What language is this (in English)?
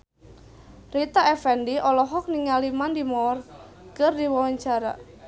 Sundanese